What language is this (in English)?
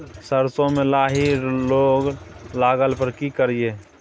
Maithili